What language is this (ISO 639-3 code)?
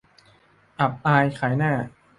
tha